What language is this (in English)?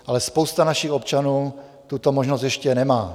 Czech